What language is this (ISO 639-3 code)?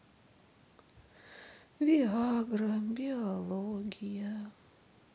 rus